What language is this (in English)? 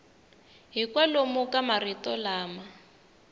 Tsonga